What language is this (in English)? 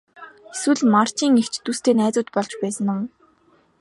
Mongolian